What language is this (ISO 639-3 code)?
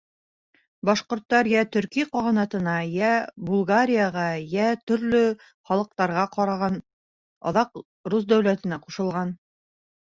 bak